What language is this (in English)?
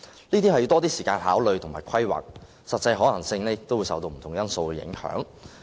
Cantonese